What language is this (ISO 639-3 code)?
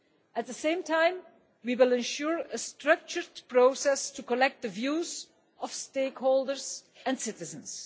eng